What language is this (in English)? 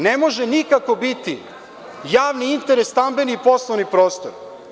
Serbian